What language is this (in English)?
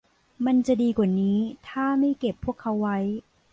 Thai